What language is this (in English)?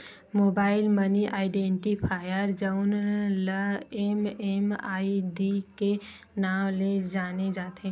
Chhattisgarhi